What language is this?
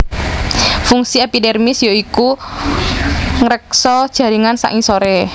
Javanese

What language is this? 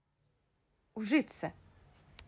Russian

